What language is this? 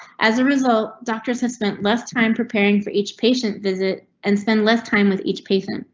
English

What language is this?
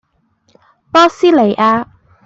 Cantonese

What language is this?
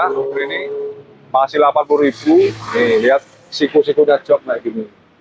Indonesian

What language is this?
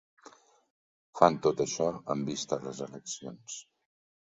Catalan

